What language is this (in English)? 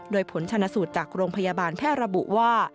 Thai